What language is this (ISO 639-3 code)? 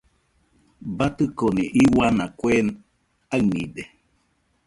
hux